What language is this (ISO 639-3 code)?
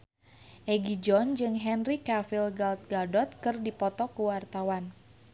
sun